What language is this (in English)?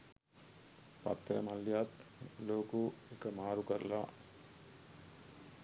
Sinhala